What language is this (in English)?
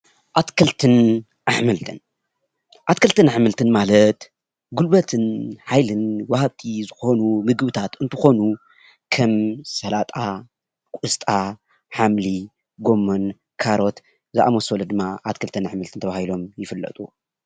Tigrinya